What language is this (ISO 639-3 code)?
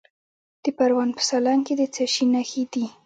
pus